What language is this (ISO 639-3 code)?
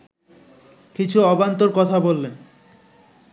ben